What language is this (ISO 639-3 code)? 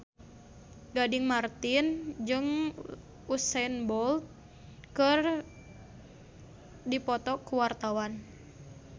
sun